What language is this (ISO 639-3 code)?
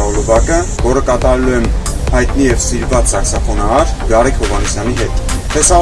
hye